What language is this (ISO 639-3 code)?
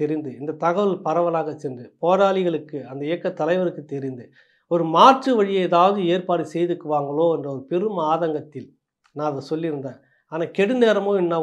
tam